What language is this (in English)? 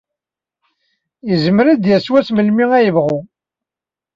Kabyle